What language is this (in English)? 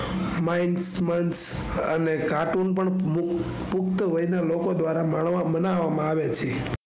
Gujarati